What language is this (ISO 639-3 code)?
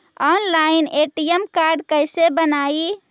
mag